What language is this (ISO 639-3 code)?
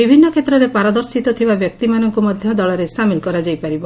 ori